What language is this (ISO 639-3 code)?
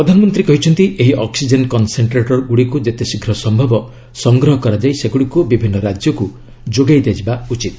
ori